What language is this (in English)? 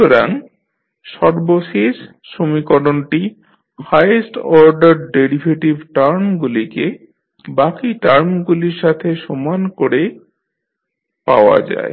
Bangla